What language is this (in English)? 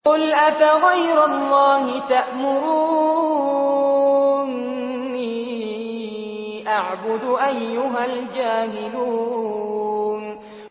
Arabic